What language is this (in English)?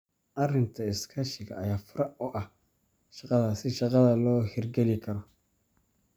Somali